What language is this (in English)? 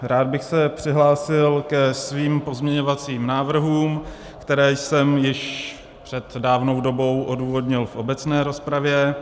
Czech